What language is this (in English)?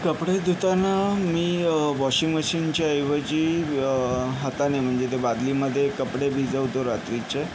Marathi